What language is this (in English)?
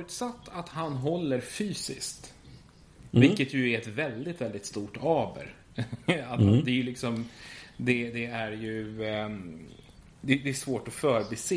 Swedish